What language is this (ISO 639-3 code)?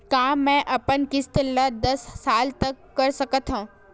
hne